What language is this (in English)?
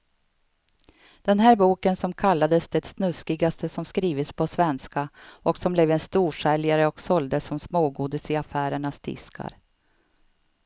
Swedish